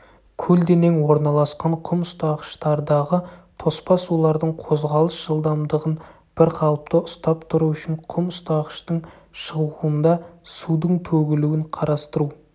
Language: Kazakh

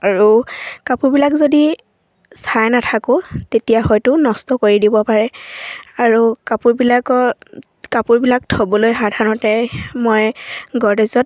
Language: Assamese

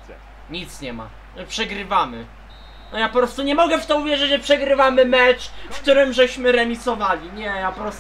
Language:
Polish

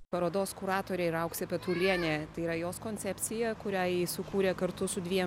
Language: Lithuanian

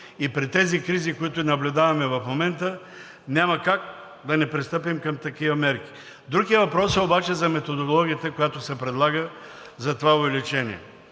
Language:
Bulgarian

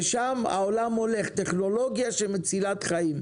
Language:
Hebrew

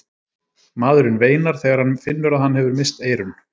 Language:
Icelandic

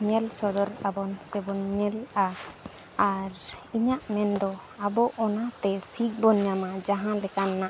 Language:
Santali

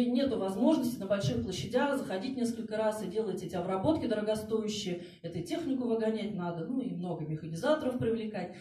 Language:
Russian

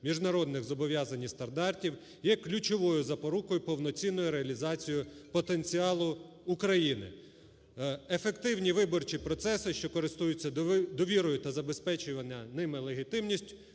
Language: Ukrainian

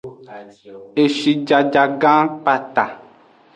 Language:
Aja (Benin)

